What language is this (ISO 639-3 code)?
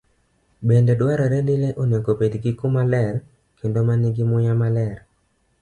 luo